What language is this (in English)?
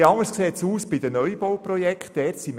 Swiss German